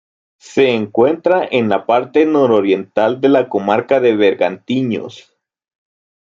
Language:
Spanish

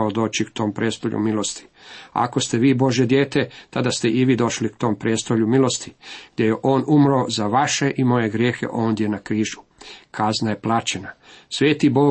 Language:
Croatian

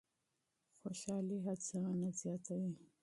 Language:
Pashto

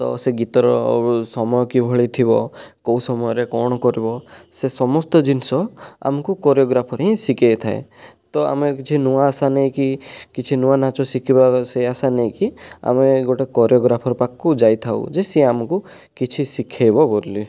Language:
Odia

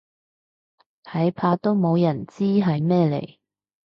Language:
Cantonese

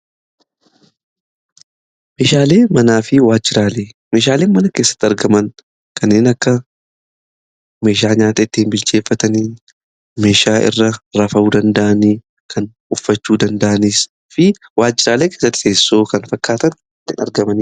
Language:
Oromo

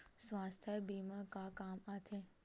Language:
Chhattisgarhi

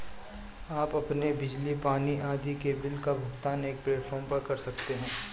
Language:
Hindi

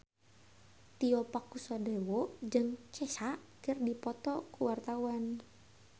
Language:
Sundanese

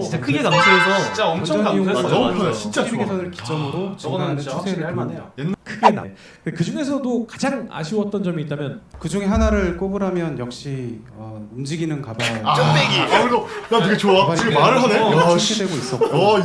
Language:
Korean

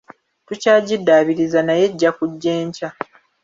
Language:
Ganda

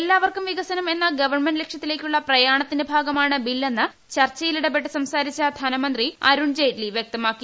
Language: Malayalam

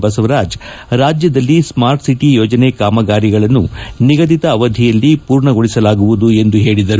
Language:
Kannada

